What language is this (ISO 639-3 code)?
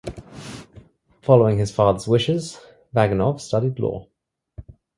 eng